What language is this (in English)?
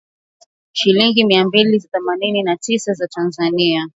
Swahili